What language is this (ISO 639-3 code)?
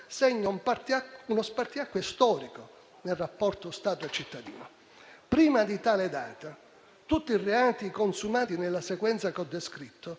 ita